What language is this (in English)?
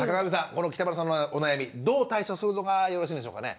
Japanese